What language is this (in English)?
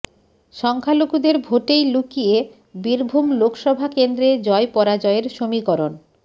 Bangla